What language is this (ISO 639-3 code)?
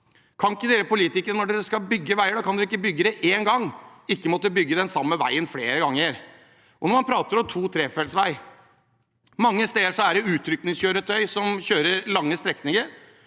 nor